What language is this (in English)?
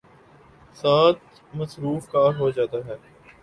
Urdu